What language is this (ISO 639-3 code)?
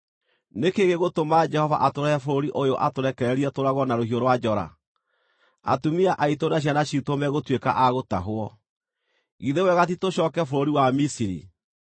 kik